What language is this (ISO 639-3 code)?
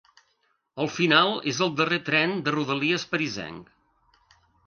cat